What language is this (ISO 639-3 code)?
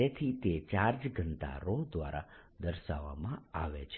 guj